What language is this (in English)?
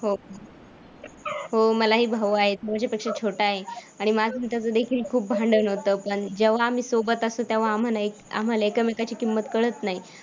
Marathi